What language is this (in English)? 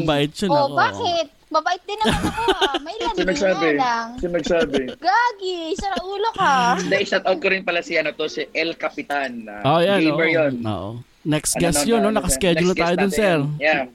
Filipino